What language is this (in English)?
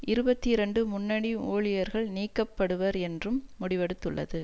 Tamil